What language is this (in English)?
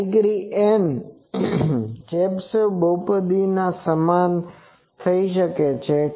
Gujarati